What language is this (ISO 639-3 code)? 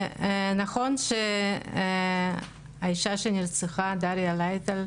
heb